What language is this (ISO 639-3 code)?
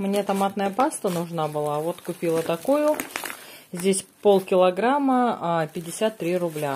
rus